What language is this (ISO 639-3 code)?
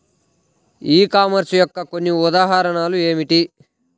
tel